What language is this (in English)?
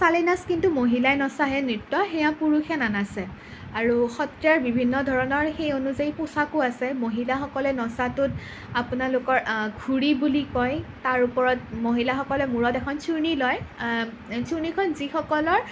Assamese